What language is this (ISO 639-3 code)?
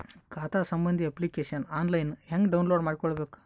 kan